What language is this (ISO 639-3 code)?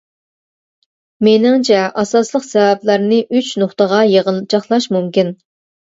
uig